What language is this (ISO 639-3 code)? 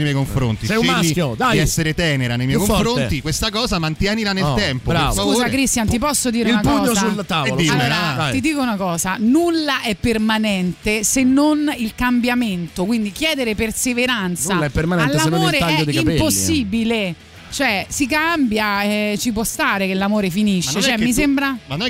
ita